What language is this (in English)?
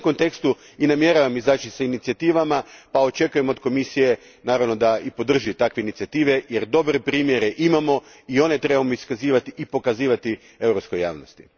Croatian